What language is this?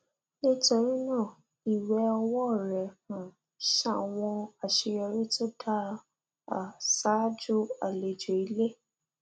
Yoruba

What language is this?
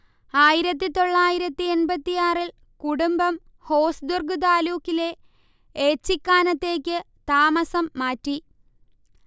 Malayalam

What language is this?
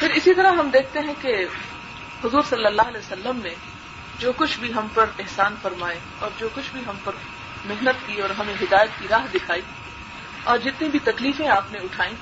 Urdu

